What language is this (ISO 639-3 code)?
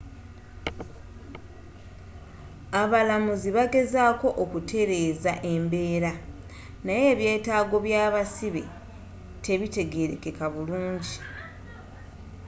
lug